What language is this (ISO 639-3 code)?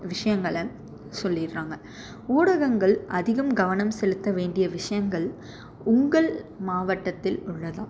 tam